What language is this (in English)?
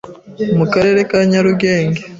Kinyarwanda